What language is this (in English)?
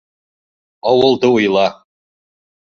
Bashkir